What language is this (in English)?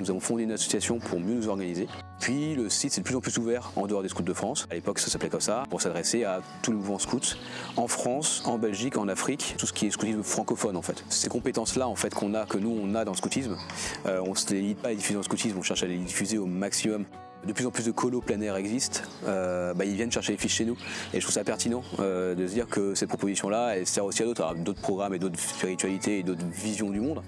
French